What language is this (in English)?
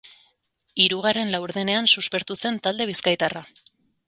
Basque